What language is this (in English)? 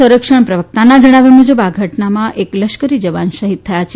Gujarati